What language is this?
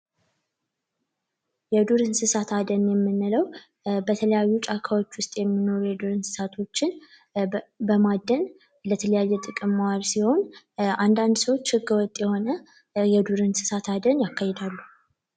Amharic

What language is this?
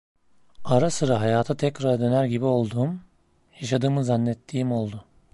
Turkish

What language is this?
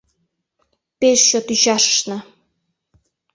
Mari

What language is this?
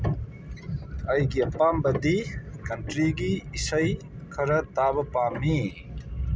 Manipuri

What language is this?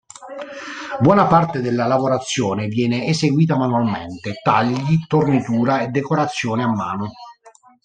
Italian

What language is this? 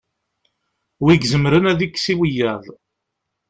Kabyle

